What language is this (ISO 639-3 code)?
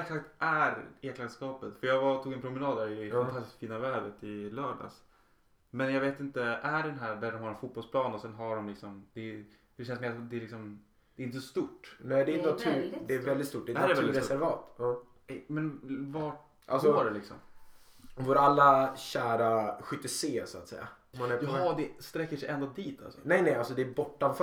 swe